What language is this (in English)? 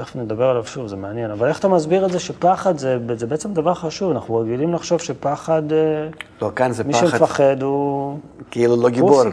Hebrew